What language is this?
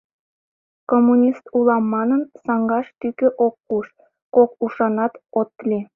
Mari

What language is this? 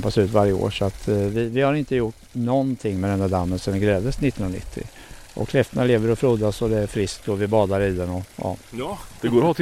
Swedish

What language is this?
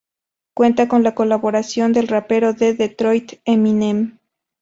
Spanish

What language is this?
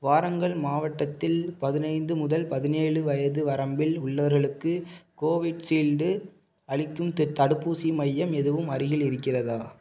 Tamil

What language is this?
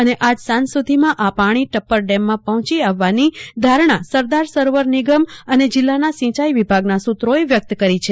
Gujarati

